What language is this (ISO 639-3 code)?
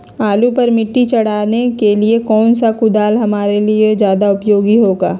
mag